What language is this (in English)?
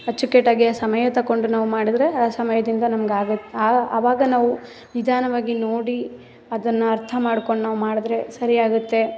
Kannada